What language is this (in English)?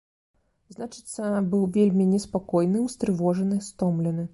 Belarusian